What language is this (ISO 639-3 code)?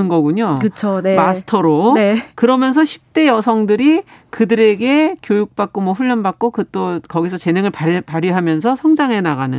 kor